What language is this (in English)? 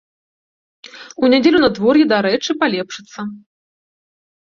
Belarusian